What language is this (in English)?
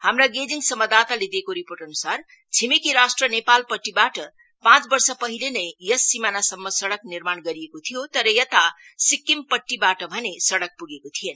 Nepali